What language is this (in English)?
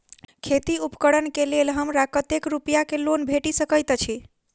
Maithili